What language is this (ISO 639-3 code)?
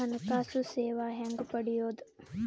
kan